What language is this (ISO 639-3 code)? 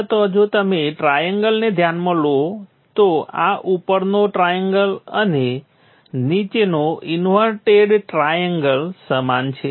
guj